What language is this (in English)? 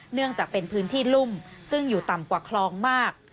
Thai